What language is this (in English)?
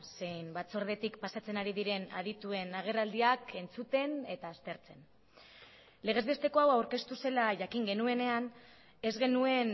Basque